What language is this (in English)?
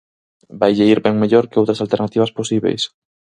Galician